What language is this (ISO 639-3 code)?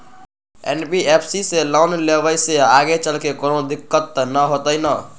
mag